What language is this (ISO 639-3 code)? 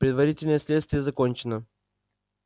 rus